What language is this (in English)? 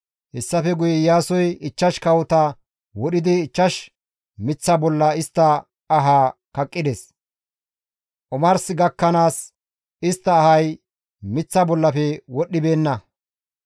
Gamo